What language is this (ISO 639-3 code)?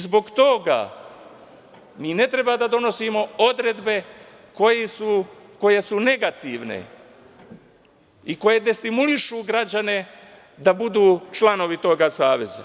srp